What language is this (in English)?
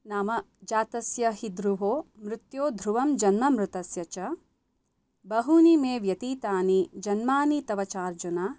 Sanskrit